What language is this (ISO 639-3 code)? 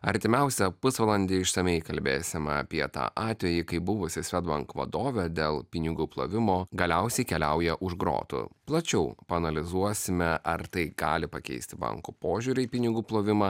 lit